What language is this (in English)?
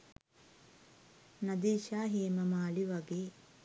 Sinhala